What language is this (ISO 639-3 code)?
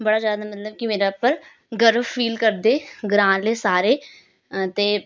doi